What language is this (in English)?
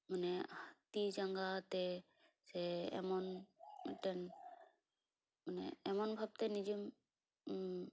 Santali